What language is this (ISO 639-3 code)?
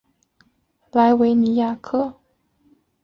zho